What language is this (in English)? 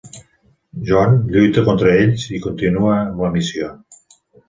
Catalan